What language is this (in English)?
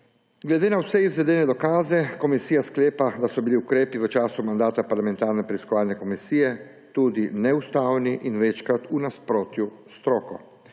Slovenian